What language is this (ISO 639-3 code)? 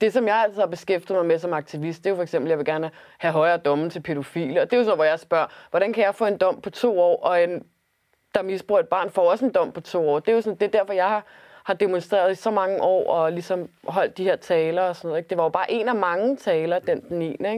dan